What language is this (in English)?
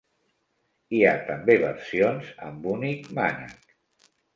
Catalan